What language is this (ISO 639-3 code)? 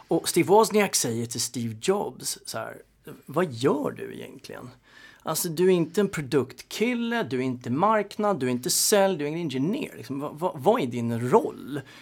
swe